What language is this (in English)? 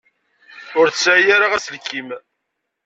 Kabyle